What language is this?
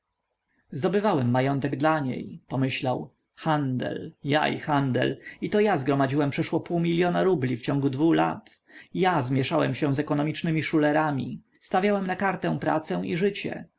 Polish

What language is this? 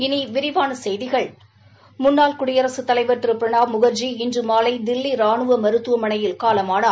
Tamil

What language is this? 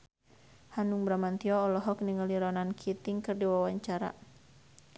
Sundanese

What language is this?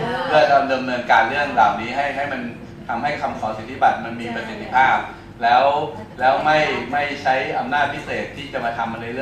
Thai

